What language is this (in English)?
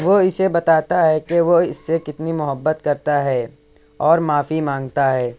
Urdu